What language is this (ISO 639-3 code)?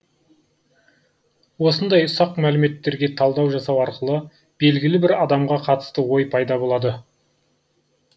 kaz